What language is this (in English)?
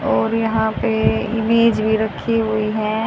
Hindi